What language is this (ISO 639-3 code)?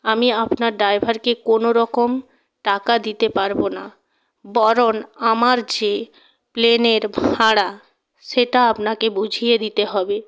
ben